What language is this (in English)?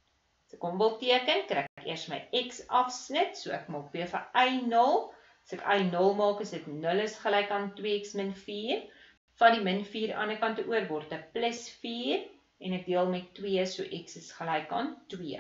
Dutch